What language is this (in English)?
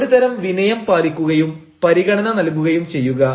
Malayalam